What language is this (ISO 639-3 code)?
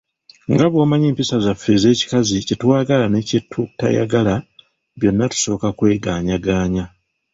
lug